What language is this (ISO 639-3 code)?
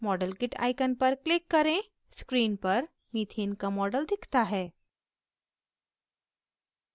hin